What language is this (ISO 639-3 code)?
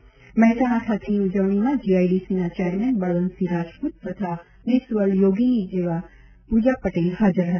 guj